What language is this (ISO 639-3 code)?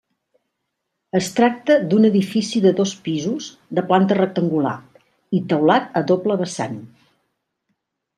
cat